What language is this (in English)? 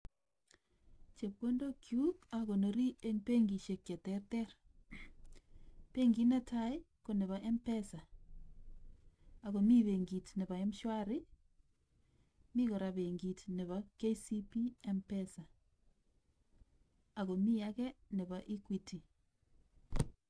Kalenjin